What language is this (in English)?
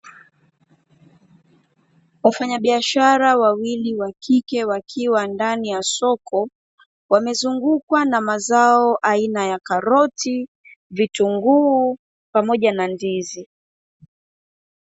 Swahili